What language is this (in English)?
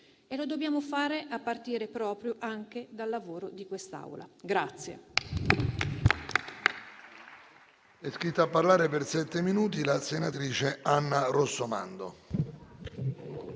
Italian